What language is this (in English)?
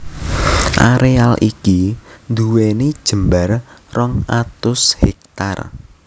Javanese